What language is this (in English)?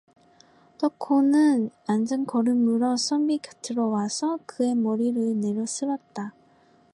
Korean